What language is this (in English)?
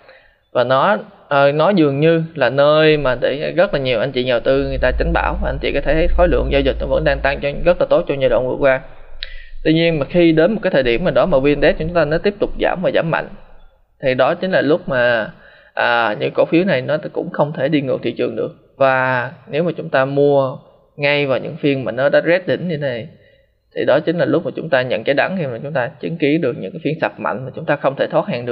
Vietnamese